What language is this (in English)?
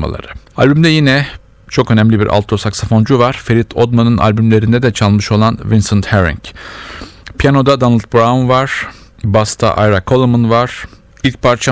Turkish